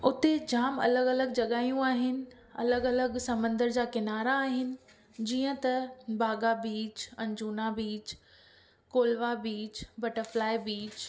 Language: Sindhi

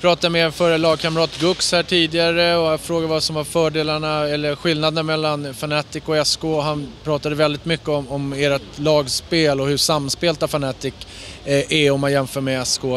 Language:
Swedish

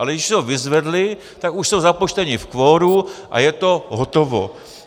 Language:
Czech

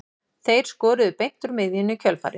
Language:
Icelandic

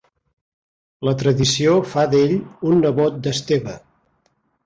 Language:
Catalan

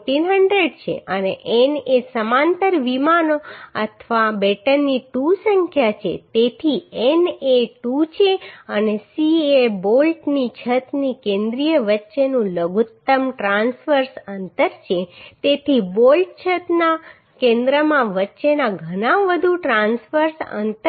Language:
Gujarati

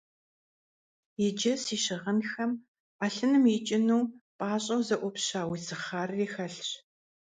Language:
Kabardian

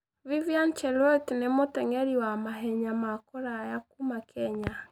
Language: Kikuyu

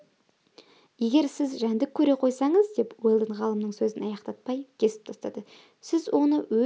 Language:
Kazakh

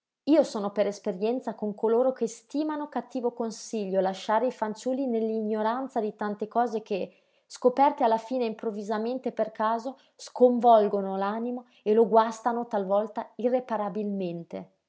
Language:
Italian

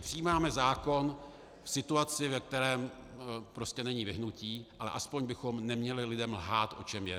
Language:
Czech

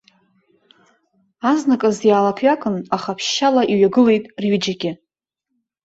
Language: Abkhazian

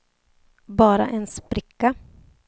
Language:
Swedish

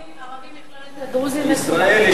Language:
Hebrew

